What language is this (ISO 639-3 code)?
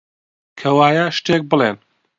ckb